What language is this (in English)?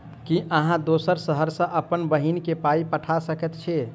Maithili